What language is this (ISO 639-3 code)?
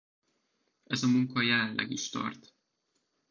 hun